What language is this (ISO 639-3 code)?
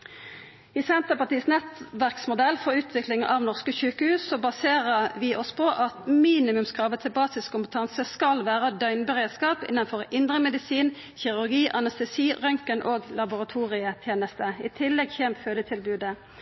nno